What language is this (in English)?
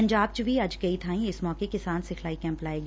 Punjabi